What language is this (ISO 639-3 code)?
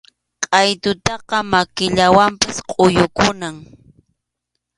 qxu